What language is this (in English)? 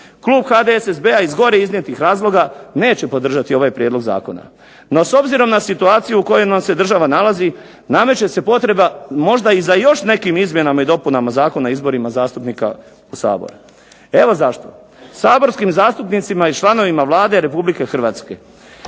Croatian